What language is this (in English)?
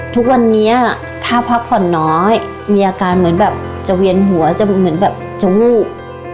Thai